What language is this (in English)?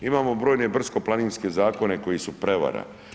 Croatian